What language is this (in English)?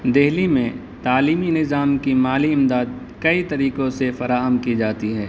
Urdu